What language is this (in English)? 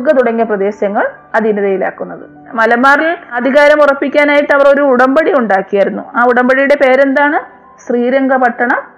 Malayalam